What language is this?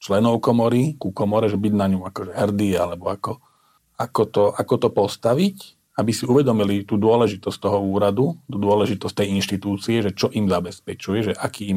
Slovak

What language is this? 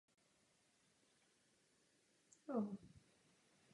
Czech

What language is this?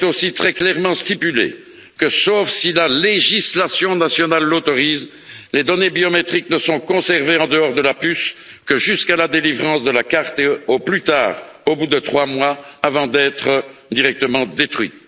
French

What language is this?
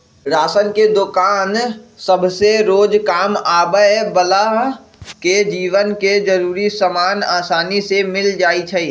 Magahi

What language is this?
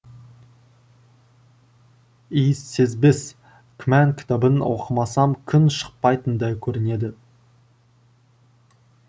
Kazakh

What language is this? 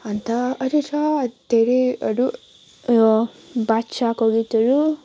Nepali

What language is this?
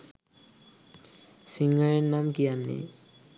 Sinhala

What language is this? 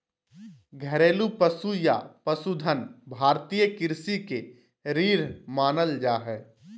Magahi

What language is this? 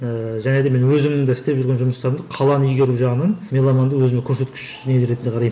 Kazakh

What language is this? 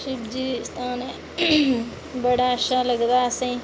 Dogri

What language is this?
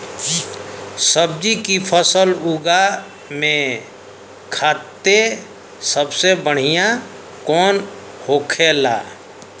Bhojpuri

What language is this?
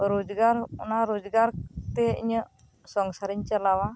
Santali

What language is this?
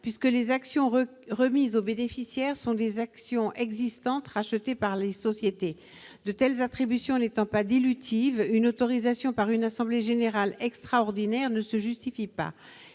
French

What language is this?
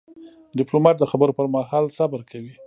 Pashto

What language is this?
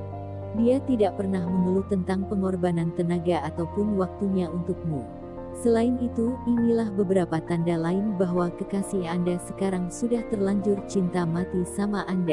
Indonesian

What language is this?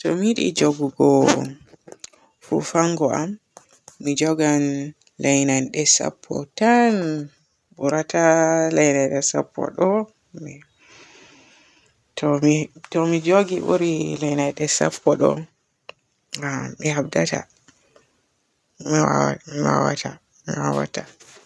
Borgu Fulfulde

